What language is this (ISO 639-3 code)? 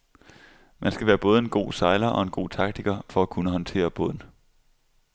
dan